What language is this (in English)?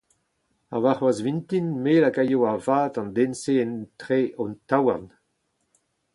Breton